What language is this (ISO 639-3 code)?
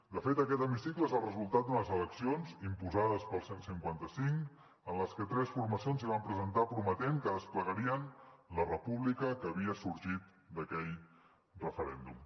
cat